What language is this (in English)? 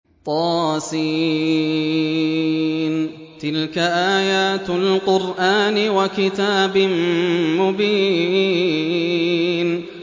Arabic